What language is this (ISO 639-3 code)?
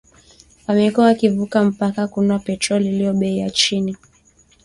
swa